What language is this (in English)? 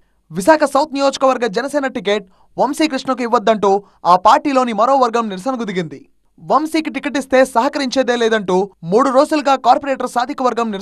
Telugu